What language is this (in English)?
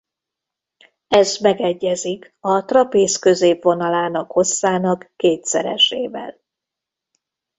Hungarian